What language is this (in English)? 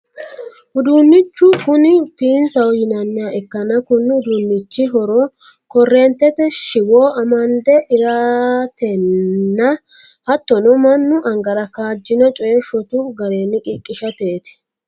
Sidamo